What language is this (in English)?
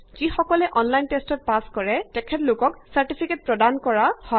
Assamese